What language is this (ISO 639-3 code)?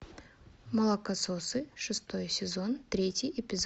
rus